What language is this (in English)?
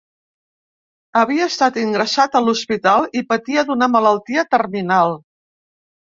Catalan